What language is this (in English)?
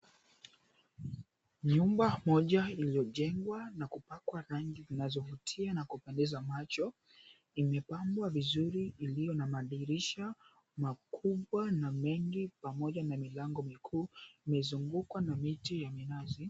Swahili